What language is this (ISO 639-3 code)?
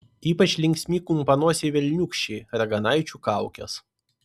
lit